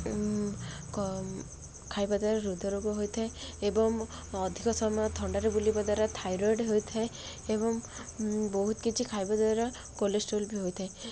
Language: Odia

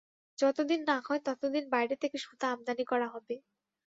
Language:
Bangla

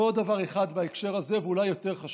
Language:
Hebrew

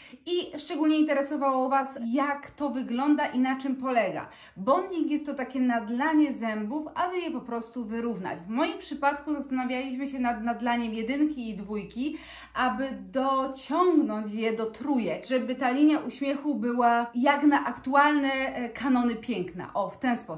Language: Polish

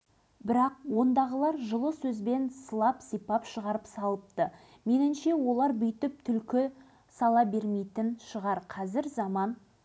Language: Kazakh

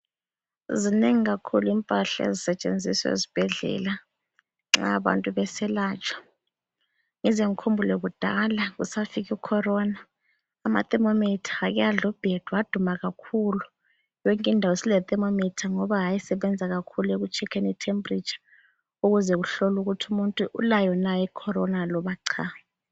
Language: North Ndebele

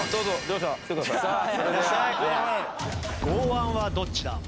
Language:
Japanese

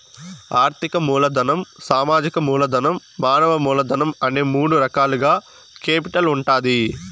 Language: Telugu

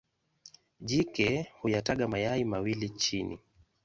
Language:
Swahili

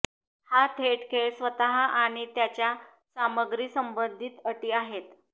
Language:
Marathi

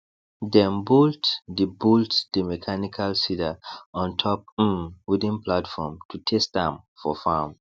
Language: Nigerian Pidgin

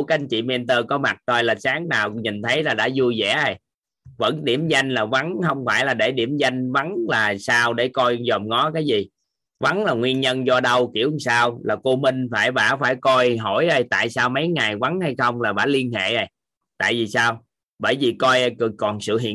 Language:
Vietnamese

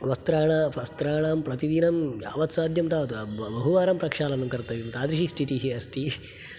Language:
Sanskrit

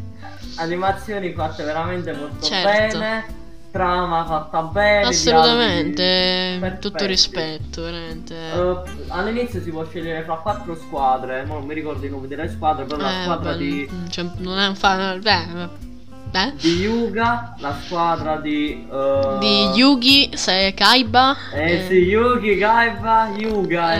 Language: Italian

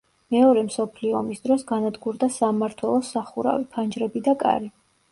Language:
Georgian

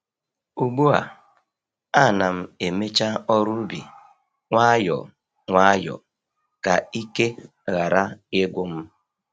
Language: Igbo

